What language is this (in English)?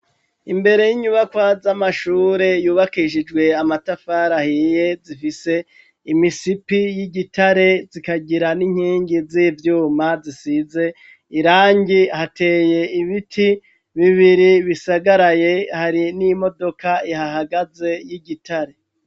Rundi